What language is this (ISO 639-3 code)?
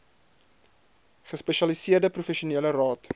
afr